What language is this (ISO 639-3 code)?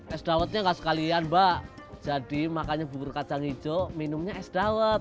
ind